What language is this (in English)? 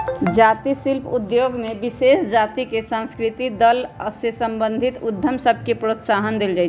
Magahi